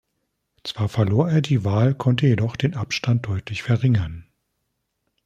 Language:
German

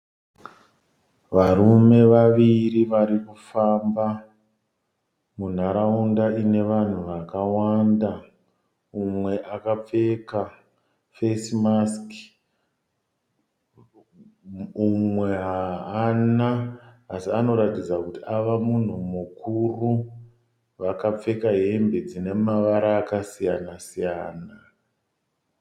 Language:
Shona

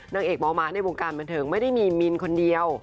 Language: Thai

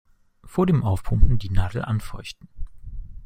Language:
German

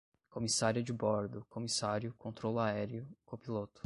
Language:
Portuguese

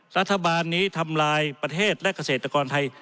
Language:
Thai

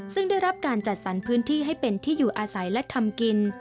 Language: Thai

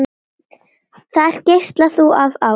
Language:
Icelandic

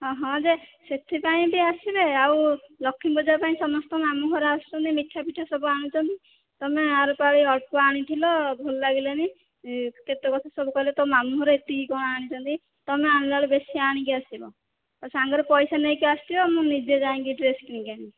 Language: Odia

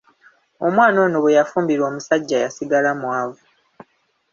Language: Ganda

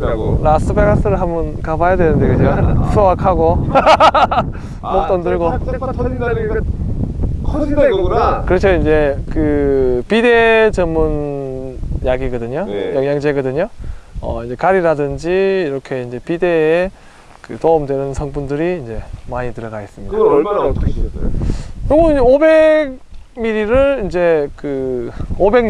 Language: Korean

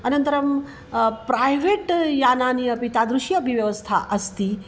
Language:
Sanskrit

